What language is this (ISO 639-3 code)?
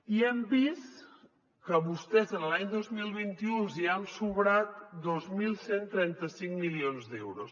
cat